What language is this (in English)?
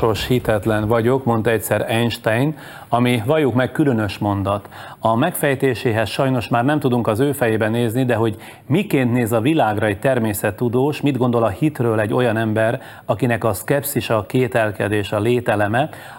Hungarian